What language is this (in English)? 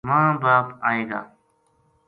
Gujari